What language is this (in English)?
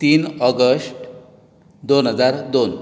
Konkani